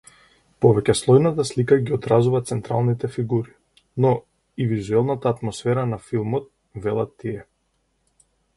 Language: Macedonian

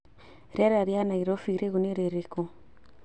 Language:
Kikuyu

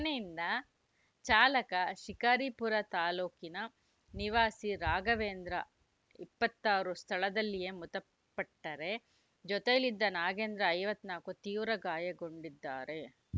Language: Kannada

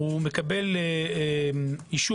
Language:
Hebrew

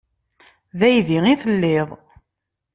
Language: Kabyle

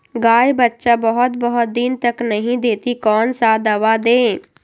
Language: Magahi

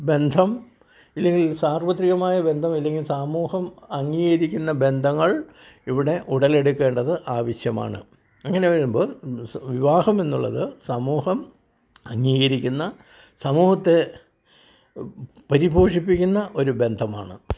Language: Malayalam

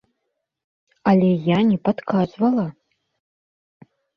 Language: Belarusian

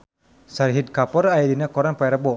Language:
Sundanese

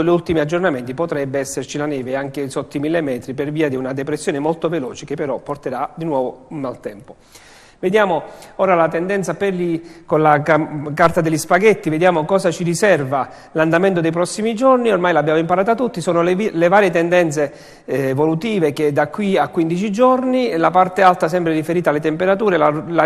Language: Italian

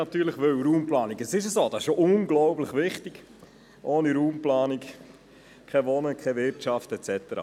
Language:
Swiss German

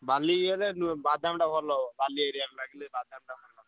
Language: Odia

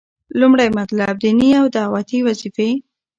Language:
Pashto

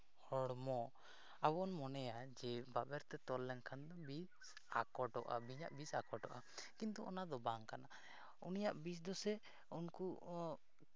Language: Santali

